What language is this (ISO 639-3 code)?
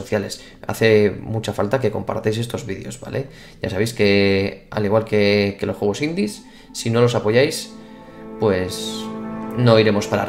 spa